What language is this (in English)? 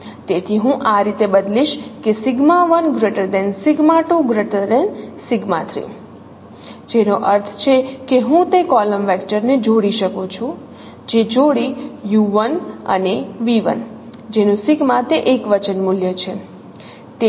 Gujarati